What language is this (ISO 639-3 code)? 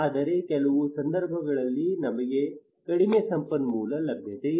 kan